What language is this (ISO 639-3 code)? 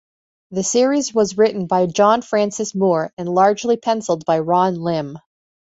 eng